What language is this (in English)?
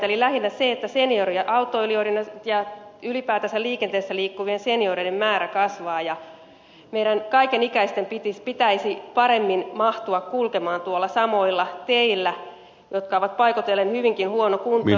Finnish